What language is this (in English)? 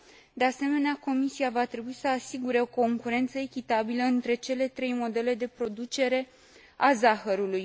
Romanian